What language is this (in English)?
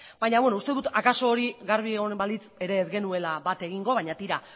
Basque